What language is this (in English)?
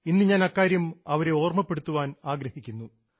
Malayalam